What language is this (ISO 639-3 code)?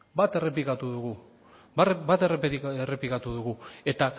eus